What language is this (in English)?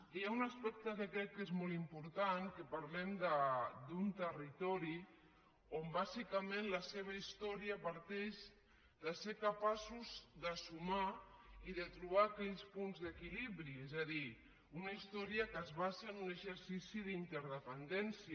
Catalan